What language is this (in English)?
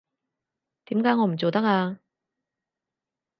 Cantonese